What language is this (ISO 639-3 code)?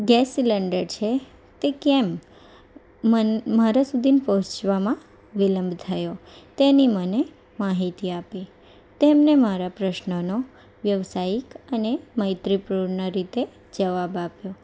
guj